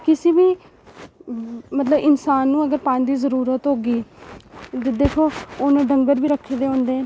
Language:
Dogri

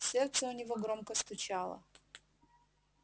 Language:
Russian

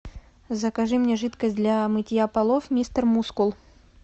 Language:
Russian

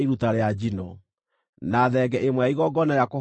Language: Kikuyu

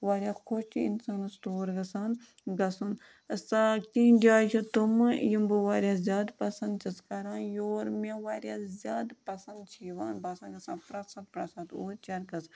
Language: Kashmiri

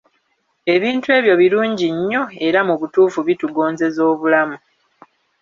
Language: Ganda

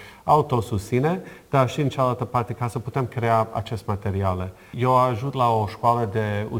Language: Romanian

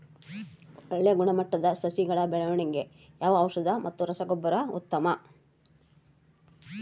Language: Kannada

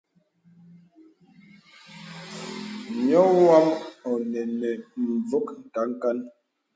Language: Bebele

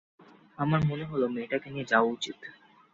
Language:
Bangla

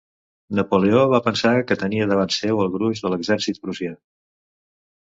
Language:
Catalan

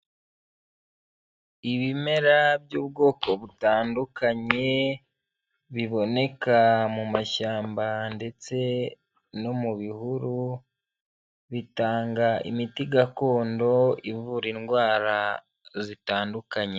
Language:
Kinyarwanda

